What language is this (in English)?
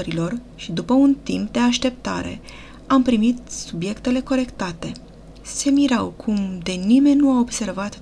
Romanian